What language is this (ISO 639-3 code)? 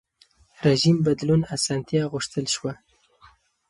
pus